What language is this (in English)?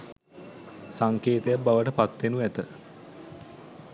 Sinhala